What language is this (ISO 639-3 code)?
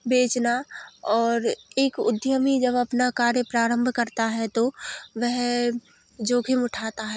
hin